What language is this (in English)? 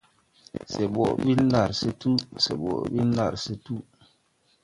Tupuri